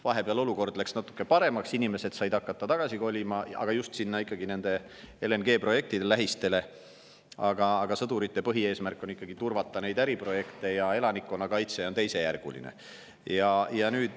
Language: Estonian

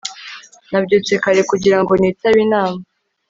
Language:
Kinyarwanda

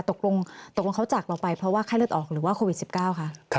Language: Thai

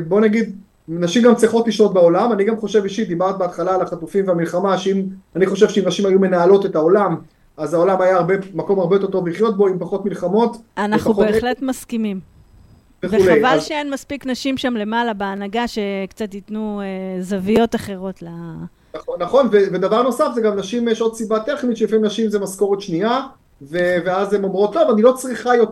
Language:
Hebrew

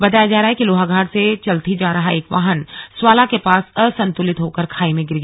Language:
Hindi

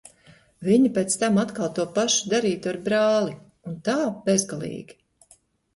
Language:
Latvian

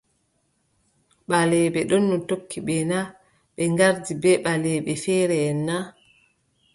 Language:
Adamawa Fulfulde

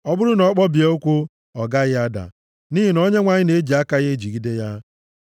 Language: Igbo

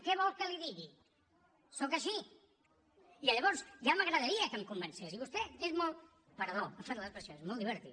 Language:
Catalan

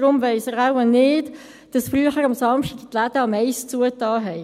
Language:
Swiss German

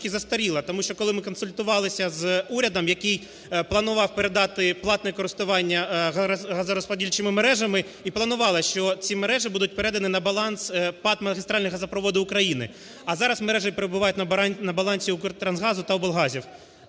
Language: Ukrainian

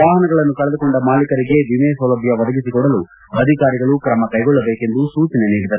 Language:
Kannada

